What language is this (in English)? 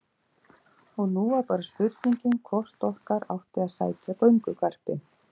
Icelandic